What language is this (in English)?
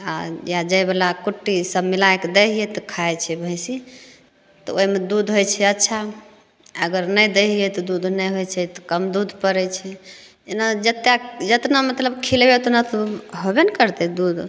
Maithili